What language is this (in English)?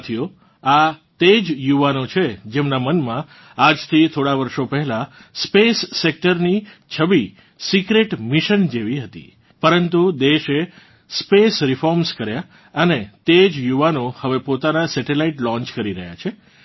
Gujarati